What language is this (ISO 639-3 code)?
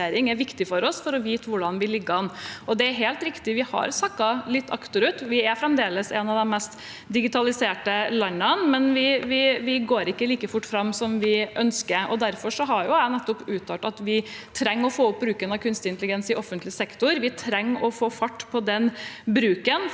nor